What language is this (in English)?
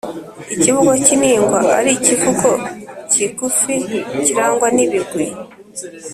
Kinyarwanda